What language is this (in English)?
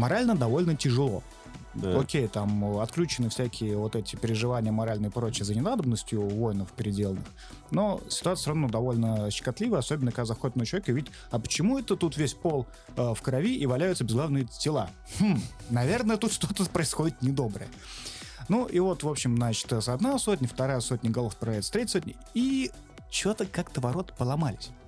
Russian